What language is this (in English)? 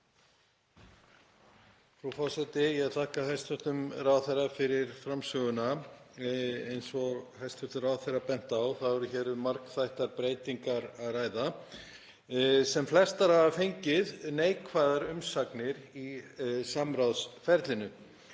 Icelandic